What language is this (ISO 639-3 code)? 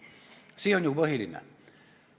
est